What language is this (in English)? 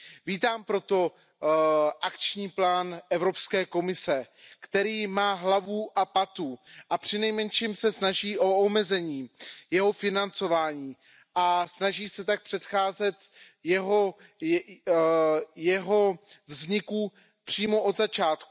Czech